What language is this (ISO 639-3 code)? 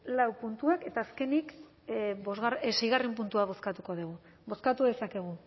eus